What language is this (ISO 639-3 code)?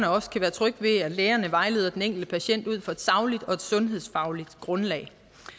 dan